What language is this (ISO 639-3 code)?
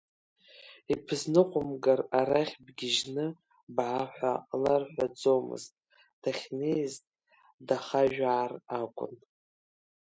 abk